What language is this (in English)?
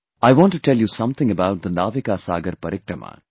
English